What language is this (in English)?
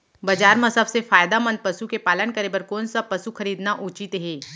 Chhattisgarhi